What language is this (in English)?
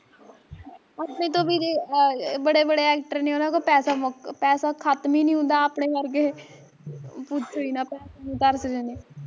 Punjabi